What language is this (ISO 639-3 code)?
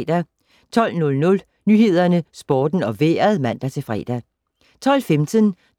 dan